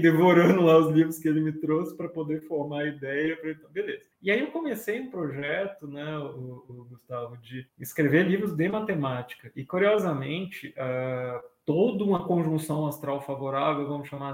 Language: Portuguese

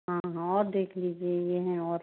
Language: Hindi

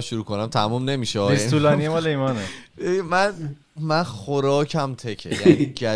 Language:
Persian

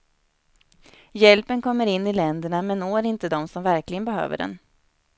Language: Swedish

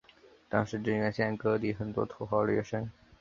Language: Chinese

